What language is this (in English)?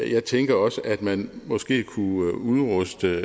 Danish